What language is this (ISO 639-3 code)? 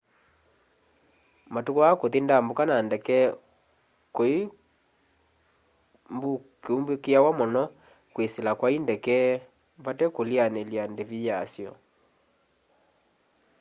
kam